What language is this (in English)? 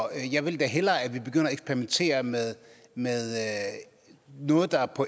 Danish